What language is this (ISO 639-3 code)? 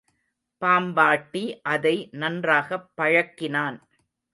tam